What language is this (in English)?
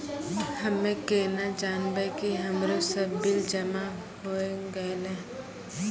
Maithili